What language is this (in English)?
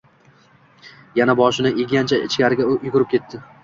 Uzbek